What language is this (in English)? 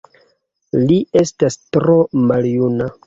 Esperanto